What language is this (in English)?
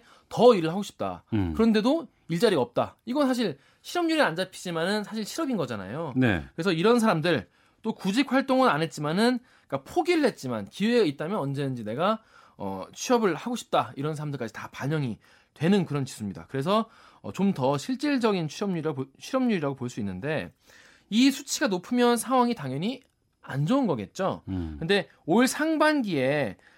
Korean